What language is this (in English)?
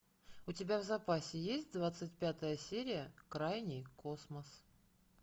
Russian